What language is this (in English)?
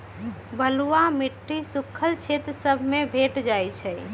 Magahi